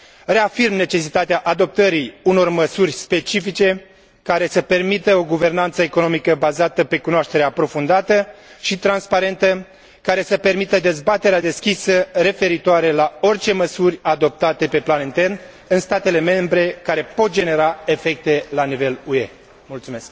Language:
Romanian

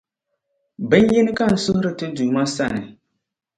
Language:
Dagbani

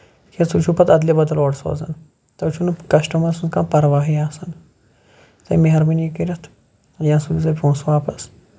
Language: Kashmiri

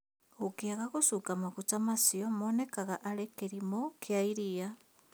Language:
Kikuyu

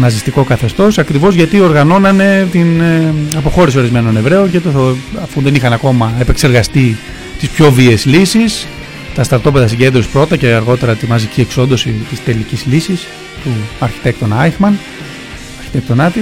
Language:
Greek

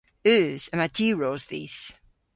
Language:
Cornish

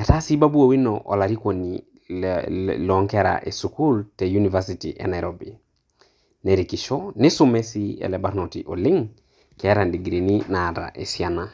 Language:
Masai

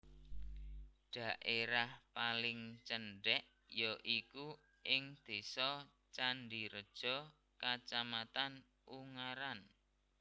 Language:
Javanese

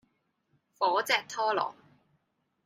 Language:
Cantonese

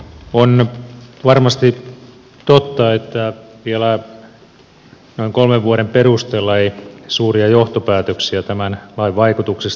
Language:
Finnish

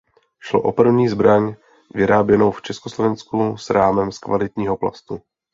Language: Czech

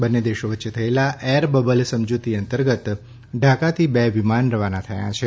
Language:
Gujarati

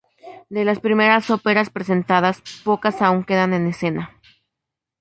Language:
Spanish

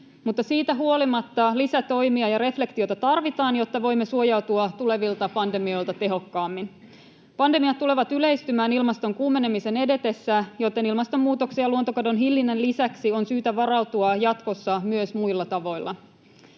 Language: Finnish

